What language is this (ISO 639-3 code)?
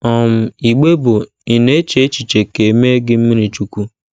ibo